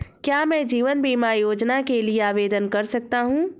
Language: Hindi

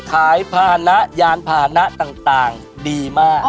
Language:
Thai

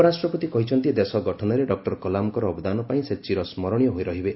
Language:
Odia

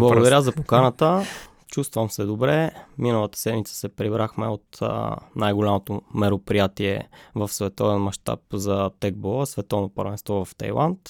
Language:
Bulgarian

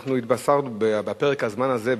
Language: Hebrew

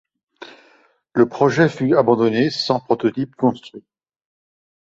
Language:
French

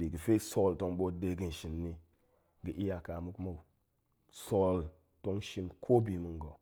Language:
Goemai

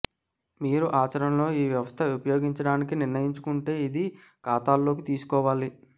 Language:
Telugu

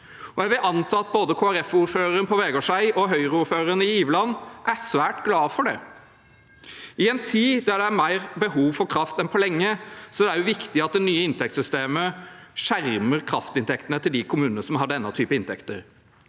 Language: Norwegian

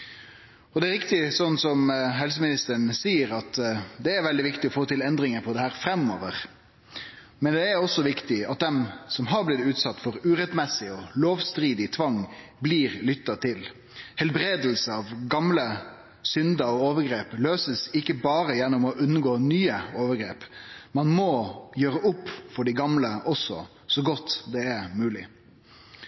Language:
Norwegian Nynorsk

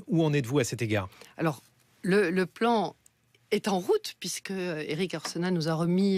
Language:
French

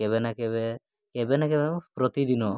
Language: Odia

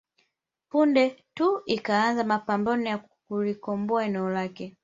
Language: Swahili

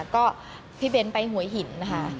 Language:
Thai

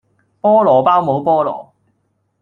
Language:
Cantonese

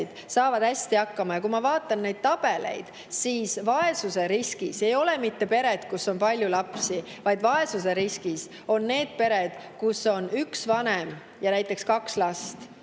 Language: Estonian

